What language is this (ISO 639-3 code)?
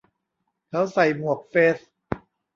tha